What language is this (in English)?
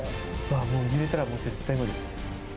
Japanese